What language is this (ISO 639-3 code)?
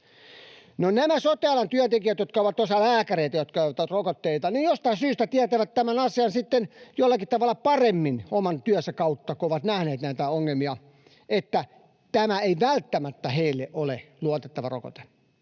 fin